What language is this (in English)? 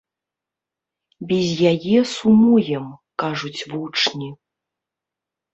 Belarusian